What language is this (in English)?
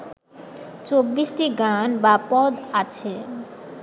Bangla